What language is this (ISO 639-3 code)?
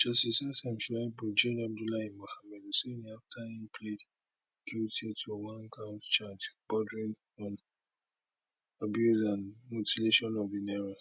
pcm